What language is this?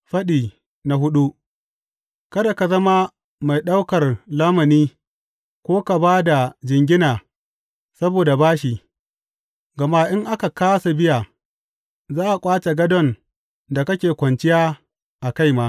Hausa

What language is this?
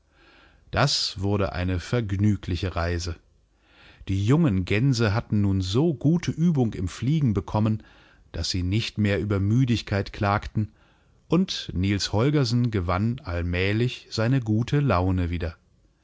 German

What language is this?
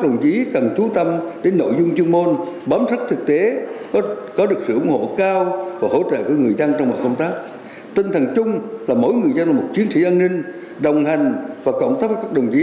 Vietnamese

